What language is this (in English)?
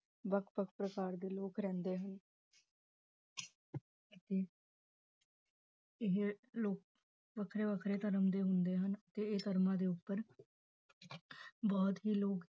Punjabi